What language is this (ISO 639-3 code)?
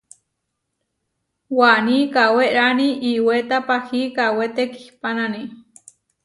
var